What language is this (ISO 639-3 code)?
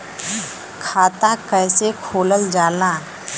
bho